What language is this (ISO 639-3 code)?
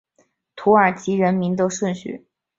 zho